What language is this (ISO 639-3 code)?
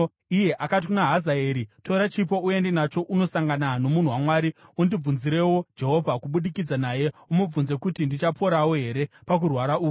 sna